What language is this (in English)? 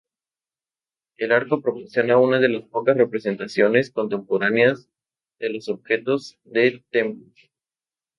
Spanish